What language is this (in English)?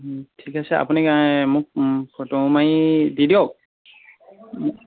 Assamese